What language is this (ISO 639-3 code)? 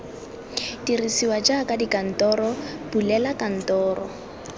tsn